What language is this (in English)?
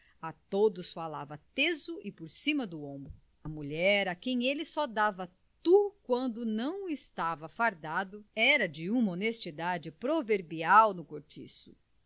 Portuguese